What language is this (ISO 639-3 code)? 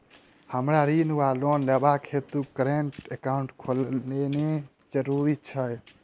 mai